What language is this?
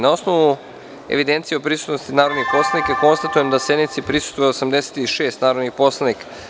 Serbian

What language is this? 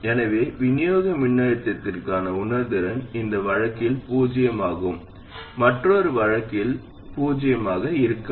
Tamil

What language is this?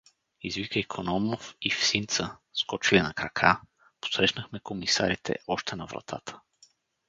Bulgarian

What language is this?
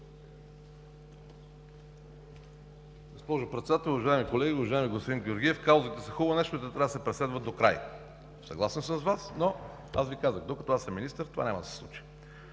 Bulgarian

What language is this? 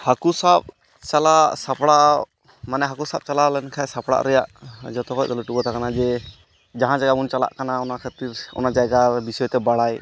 Santali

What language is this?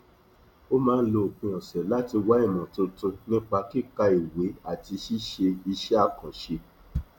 Yoruba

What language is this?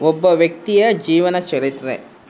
Kannada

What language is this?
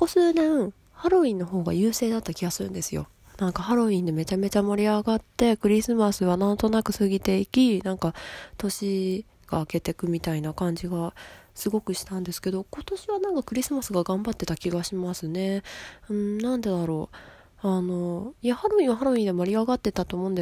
Japanese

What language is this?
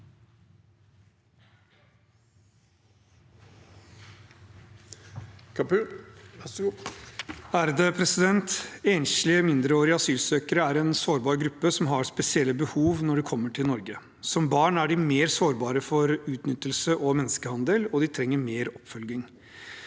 Norwegian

